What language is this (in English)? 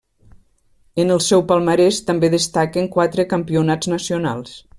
Catalan